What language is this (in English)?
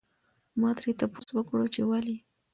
Pashto